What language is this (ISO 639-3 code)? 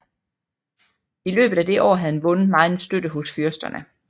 dan